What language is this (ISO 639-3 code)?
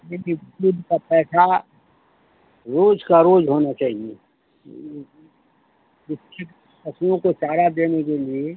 hin